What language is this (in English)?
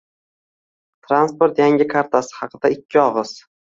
Uzbek